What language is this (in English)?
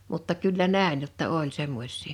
Finnish